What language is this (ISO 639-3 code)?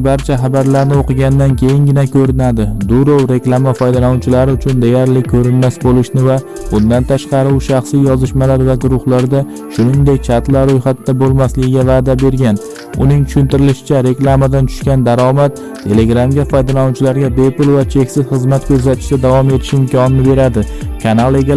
tur